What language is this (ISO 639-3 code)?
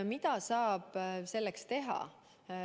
est